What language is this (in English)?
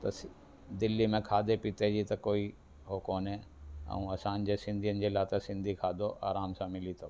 Sindhi